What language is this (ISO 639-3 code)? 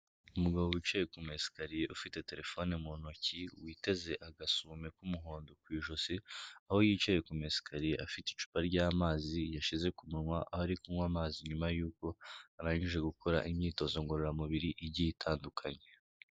kin